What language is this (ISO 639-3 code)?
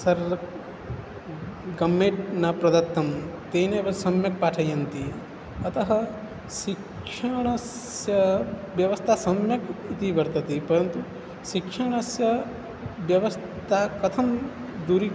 san